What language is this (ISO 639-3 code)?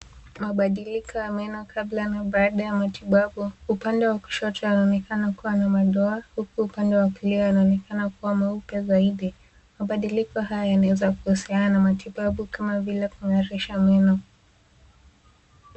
swa